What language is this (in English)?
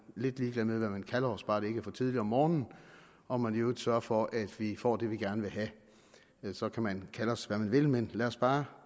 Danish